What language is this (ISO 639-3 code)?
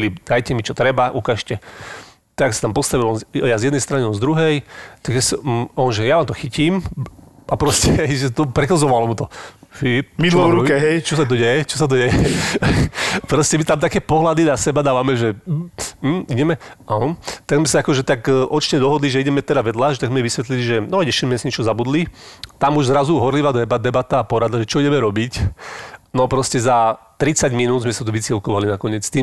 slk